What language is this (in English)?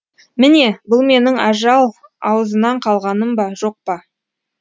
Kazakh